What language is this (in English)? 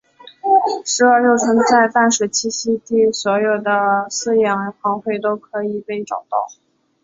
Chinese